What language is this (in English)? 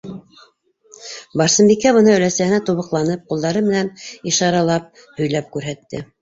Bashkir